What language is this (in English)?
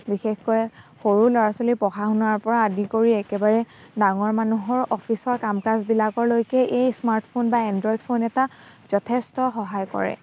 Assamese